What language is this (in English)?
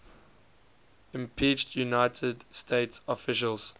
English